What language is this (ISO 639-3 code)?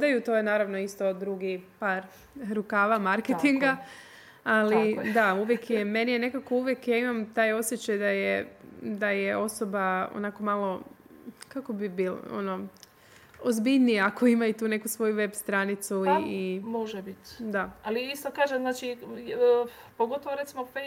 hrv